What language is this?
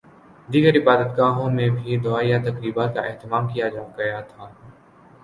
Urdu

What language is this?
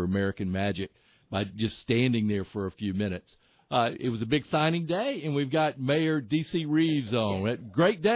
English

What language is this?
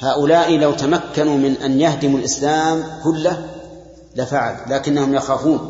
Arabic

